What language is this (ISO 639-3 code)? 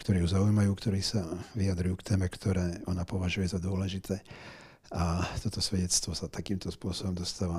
slk